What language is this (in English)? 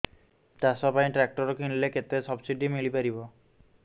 Odia